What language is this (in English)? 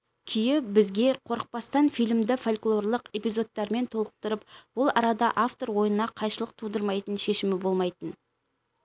Kazakh